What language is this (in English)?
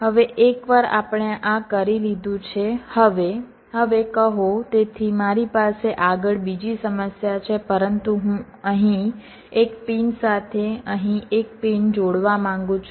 Gujarati